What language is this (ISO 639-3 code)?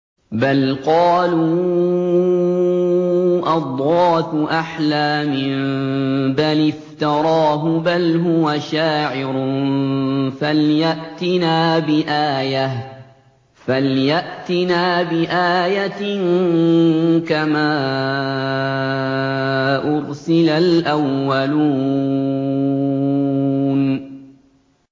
ara